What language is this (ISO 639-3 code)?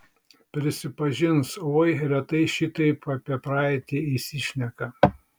lit